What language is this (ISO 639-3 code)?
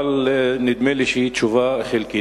heb